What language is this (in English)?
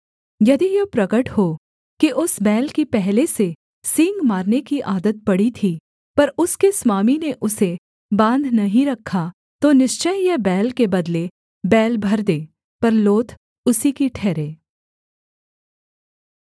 Hindi